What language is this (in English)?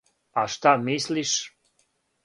Serbian